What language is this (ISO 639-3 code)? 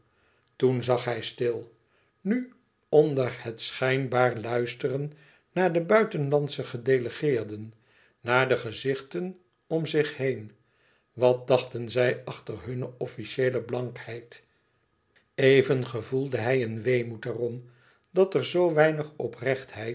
nld